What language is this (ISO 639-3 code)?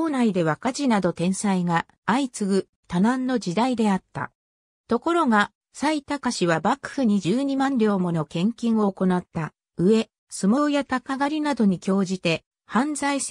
jpn